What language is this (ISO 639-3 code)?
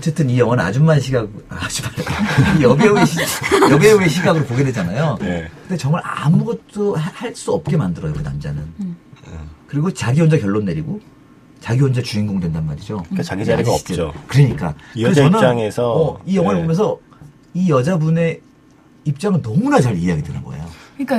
kor